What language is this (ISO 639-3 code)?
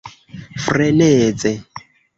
epo